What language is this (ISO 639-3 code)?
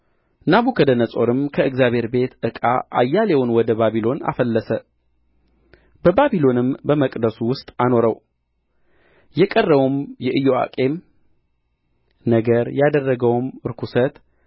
amh